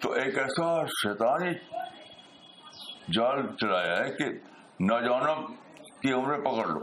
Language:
Urdu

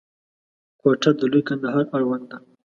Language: Pashto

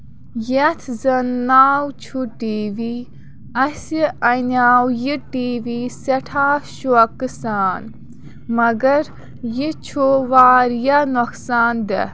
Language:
Kashmiri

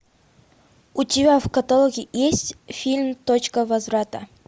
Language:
Russian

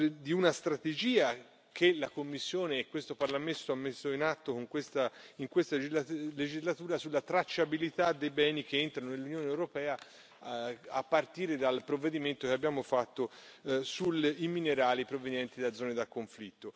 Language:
Italian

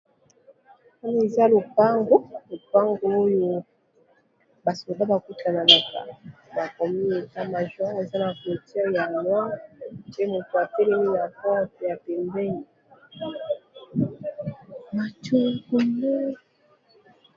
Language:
Lingala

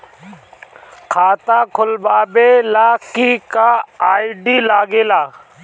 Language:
Bhojpuri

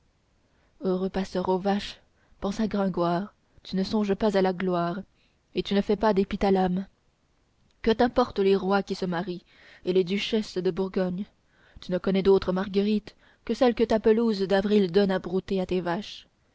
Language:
French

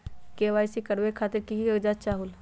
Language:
Magahi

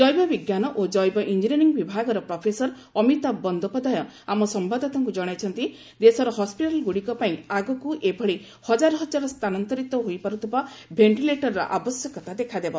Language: Odia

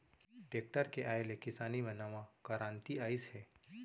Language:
Chhattisgarhi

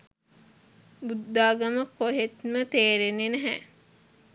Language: Sinhala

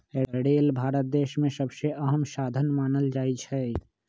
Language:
Magahi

